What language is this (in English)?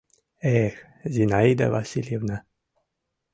Mari